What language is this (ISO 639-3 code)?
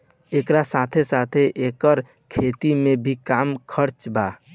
bho